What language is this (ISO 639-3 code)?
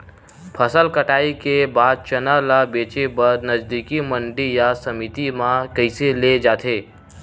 hne